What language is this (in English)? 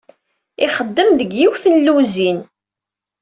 Kabyle